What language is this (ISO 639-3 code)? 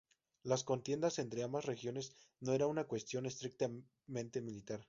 spa